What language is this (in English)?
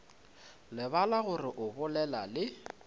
Northern Sotho